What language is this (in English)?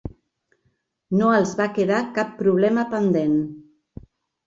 Catalan